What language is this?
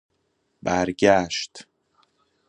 Persian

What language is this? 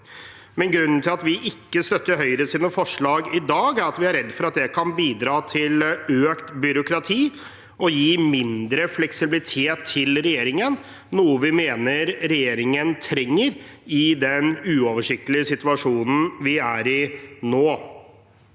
Norwegian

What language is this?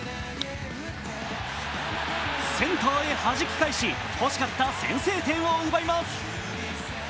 Japanese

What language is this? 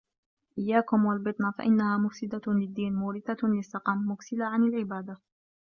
Arabic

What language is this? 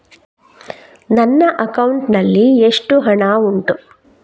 Kannada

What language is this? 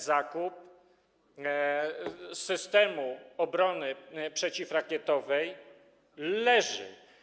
Polish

